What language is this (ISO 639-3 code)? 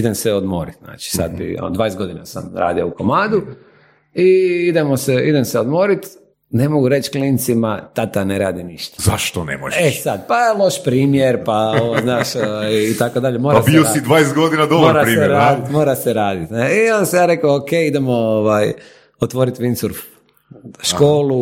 hrv